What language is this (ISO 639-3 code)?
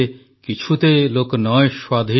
ori